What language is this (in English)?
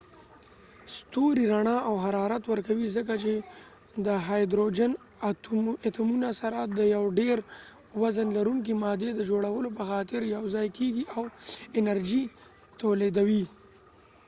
Pashto